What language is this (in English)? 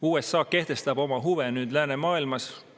Estonian